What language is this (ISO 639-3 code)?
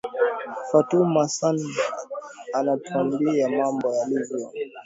swa